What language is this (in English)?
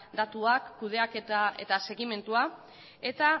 Basque